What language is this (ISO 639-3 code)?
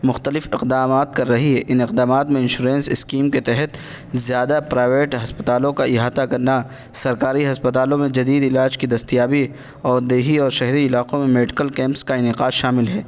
urd